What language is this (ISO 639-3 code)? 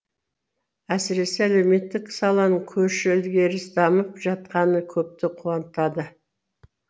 kaz